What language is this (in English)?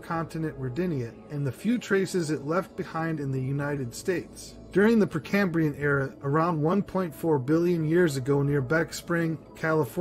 English